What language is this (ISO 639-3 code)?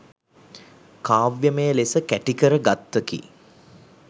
sin